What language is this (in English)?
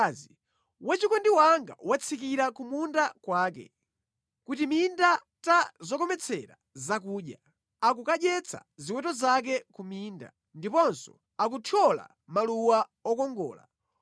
Nyanja